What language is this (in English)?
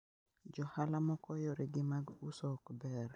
Luo (Kenya and Tanzania)